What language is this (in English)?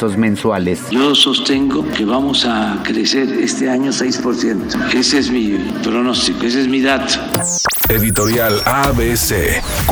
Spanish